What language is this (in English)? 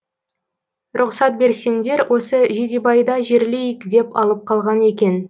Kazakh